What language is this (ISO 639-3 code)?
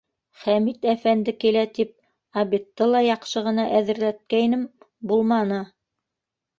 bak